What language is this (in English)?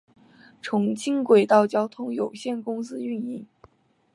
Chinese